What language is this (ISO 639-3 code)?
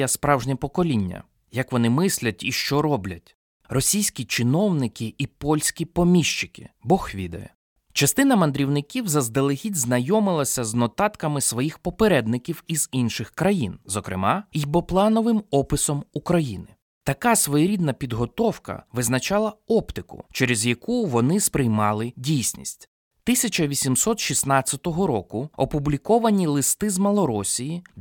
ukr